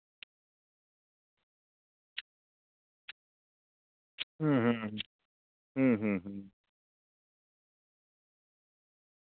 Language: Santali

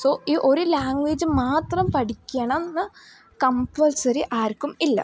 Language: Malayalam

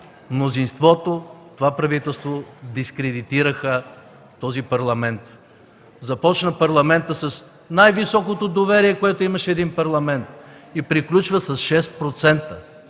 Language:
Bulgarian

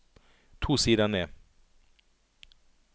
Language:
Norwegian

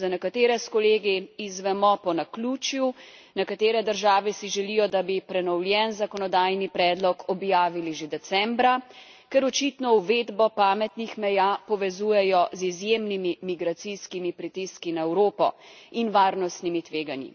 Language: Slovenian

